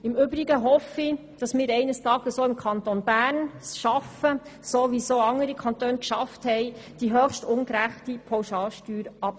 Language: Swiss German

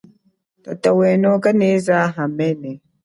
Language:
Chokwe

